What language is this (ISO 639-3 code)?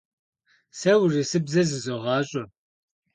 kbd